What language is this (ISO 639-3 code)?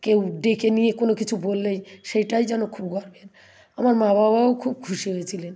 ben